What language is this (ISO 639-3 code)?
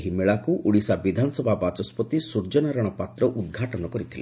ori